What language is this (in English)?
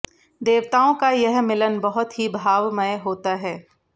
Hindi